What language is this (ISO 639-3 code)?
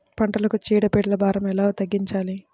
tel